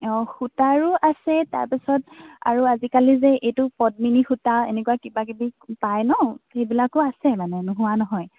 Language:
Assamese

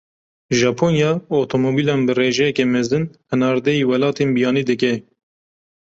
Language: Kurdish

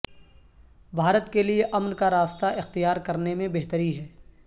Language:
Urdu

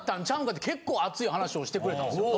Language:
Japanese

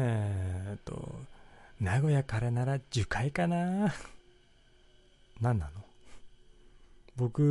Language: Japanese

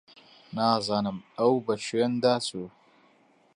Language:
Central Kurdish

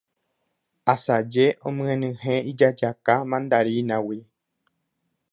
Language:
Guarani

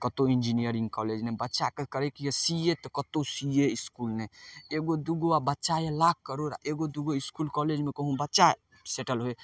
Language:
Maithili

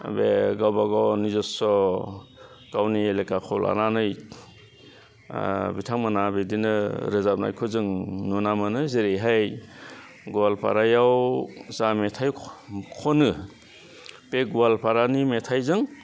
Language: Bodo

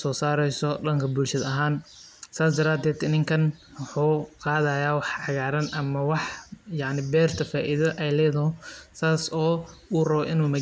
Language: Somali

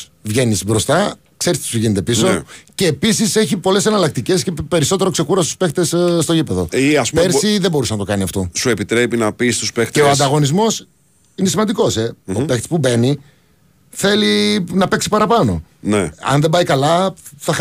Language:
Greek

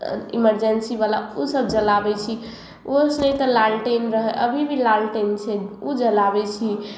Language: Maithili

